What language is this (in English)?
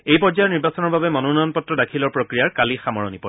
Assamese